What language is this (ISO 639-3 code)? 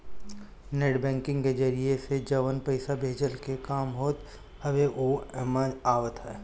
bho